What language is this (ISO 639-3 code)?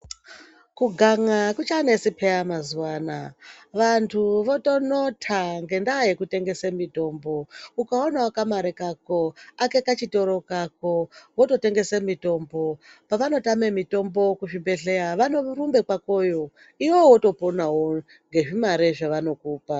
ndc